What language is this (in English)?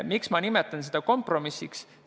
Estonian